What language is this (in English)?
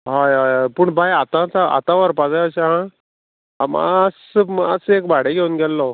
Konkani